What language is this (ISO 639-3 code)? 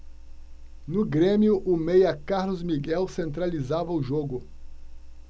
por